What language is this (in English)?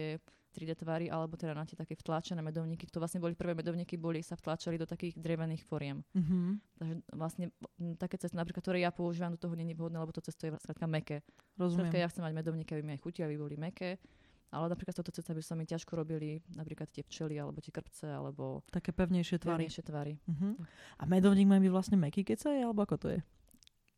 Slovak